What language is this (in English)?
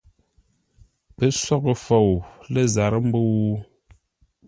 Ngombale